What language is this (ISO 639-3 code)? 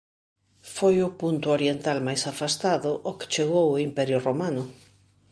glg